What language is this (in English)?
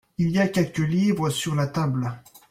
French